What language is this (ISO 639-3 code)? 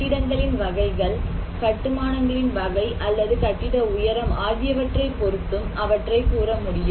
tam